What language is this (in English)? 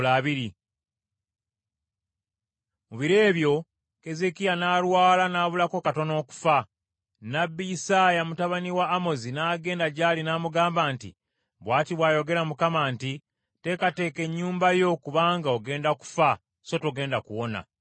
Ganda